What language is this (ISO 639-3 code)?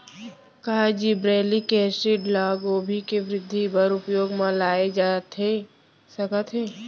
hne